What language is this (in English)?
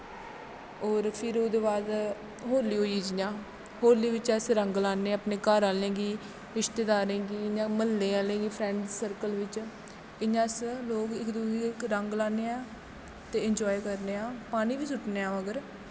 Dogri